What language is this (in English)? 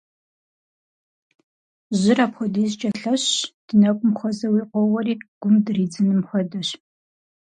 Kabardian